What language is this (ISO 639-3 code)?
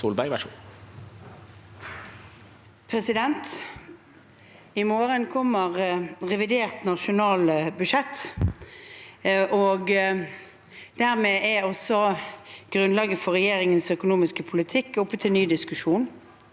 nor